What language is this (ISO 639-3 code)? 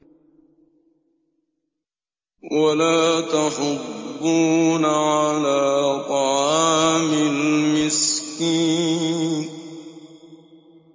ara